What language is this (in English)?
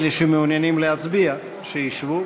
Hebrew